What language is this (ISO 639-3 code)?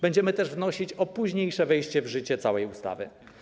pol